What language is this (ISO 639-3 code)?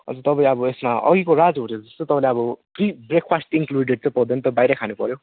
nep